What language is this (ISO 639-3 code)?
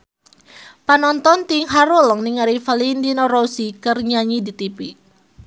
sun